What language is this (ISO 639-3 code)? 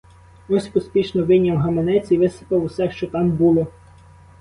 ukr